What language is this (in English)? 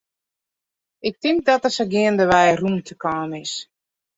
Western Frisian